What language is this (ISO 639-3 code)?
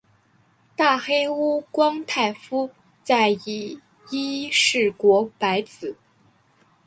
zho